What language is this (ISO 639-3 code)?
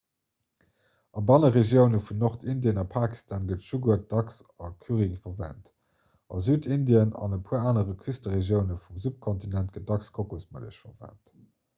ltz